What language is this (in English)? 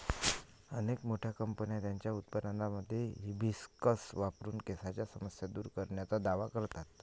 Marathi